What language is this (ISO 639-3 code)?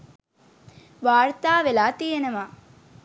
sin